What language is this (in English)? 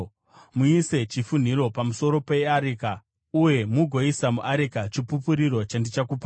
Shona